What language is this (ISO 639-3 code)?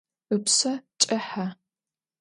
ady